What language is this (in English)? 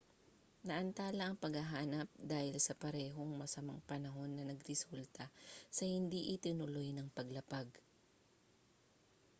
Filipino